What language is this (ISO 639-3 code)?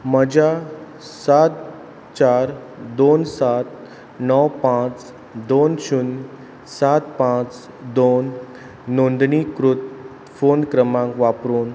kok